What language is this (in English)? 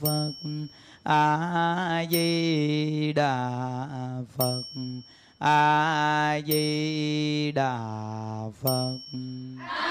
Vietnamese